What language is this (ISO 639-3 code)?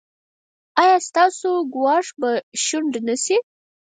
pus